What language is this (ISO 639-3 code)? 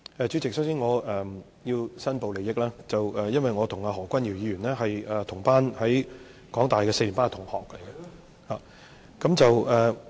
yue